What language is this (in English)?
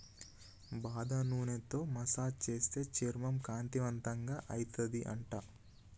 Telugu